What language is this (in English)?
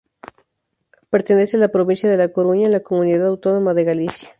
Spanish